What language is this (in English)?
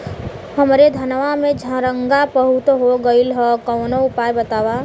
Bhojpuri